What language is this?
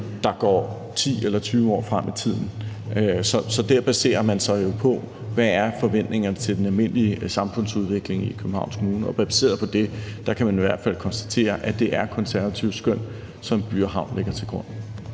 Danish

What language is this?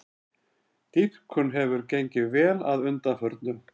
Icelandic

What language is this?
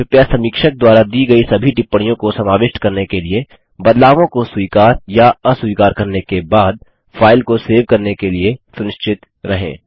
Hindi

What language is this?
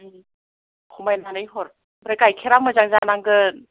Bodo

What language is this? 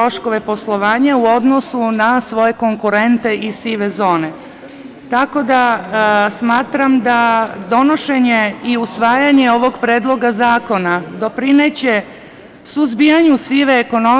Serbian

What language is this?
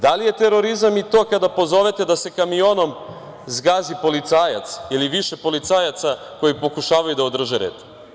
Serbian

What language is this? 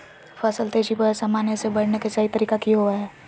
Magahi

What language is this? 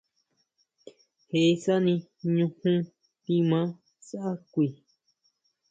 Huautla Mazatec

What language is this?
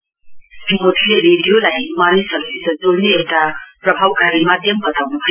Nepali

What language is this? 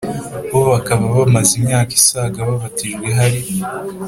Kinyarwanda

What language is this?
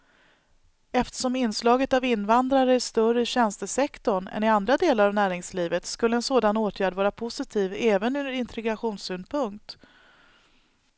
Swedish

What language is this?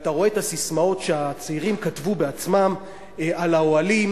Hebrew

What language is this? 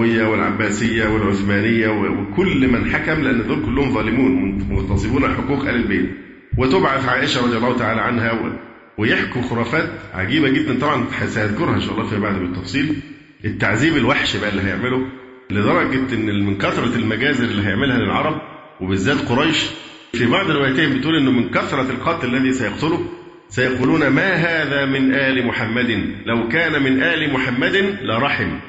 Arabic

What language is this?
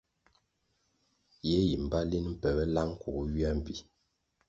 Kwasio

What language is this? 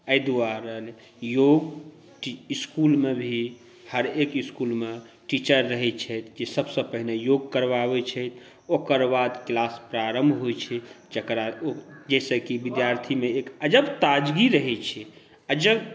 Maithili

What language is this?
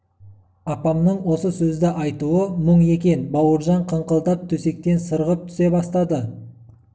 Kazakh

